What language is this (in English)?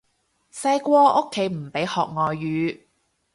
Cantonese